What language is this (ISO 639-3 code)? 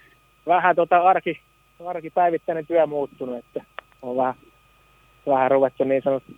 fin